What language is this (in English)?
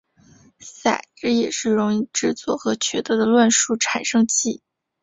Chinese